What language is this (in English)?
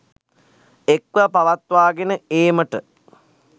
Sinhala